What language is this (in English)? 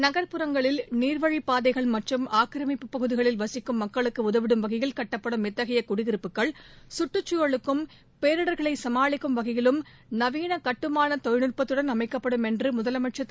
Tamil